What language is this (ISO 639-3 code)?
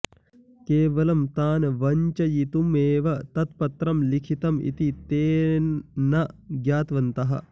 san